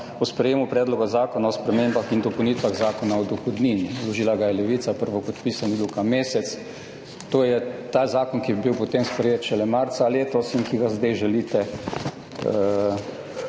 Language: Slovenian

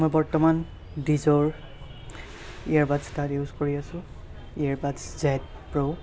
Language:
Assamese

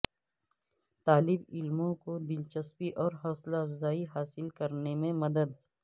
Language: Urdu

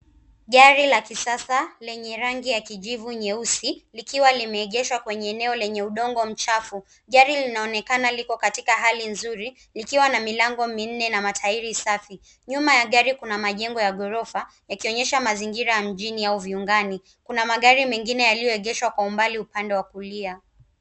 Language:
Swahili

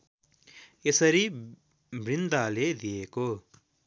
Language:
Nepali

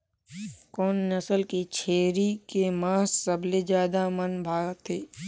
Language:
Chhattisgarhi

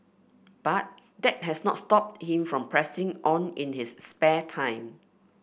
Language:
English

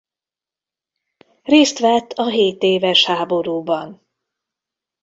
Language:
Hungarian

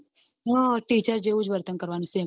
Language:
Gujarati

